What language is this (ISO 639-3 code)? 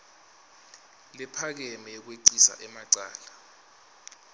ssw